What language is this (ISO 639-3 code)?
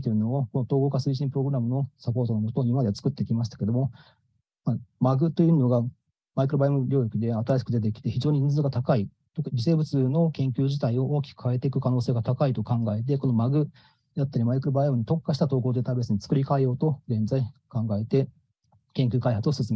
jpn